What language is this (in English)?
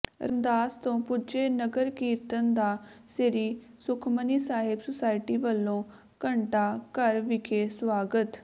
Punjabi